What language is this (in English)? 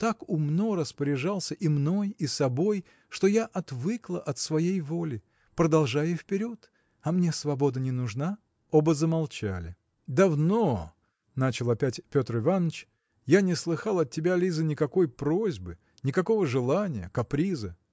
Russian